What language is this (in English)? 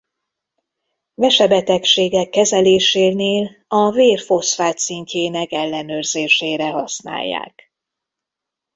Hungarian